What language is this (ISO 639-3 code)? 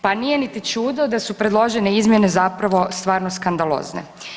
hrv